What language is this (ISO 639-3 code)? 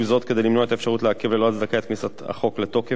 heb